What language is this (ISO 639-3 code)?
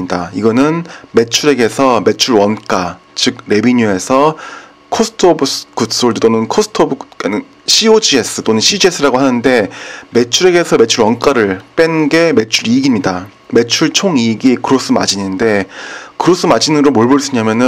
kor